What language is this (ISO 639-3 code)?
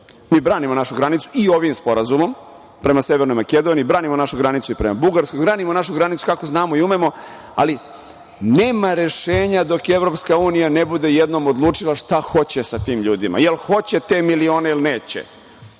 srp